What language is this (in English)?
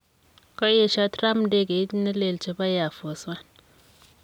Kalenjin